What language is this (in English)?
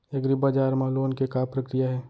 Chhattisgarhi